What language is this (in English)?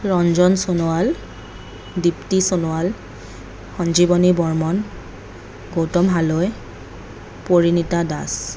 Assamese